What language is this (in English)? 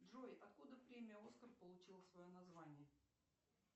Russian